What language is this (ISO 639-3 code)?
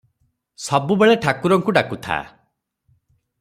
ori